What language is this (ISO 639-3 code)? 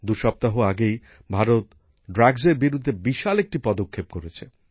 ben